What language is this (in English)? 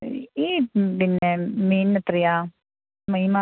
Malayalam